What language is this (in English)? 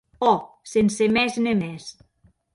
Occitan